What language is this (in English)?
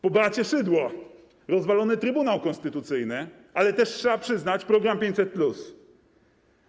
Polish